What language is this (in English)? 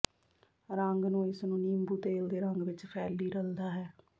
Punjabi